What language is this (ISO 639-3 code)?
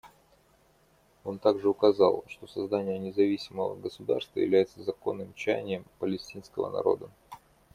rus